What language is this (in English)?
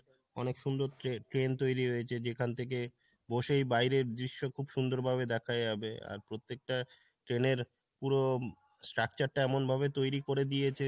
Bangla